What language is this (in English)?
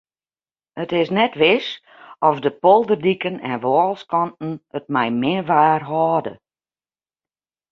Western Frisian